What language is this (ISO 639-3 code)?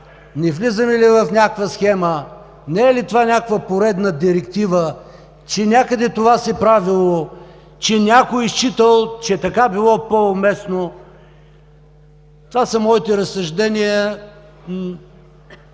bul